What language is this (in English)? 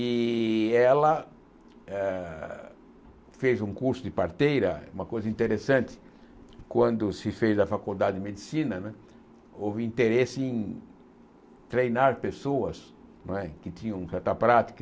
Portuguese